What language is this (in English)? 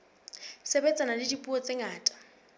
Southern Sotho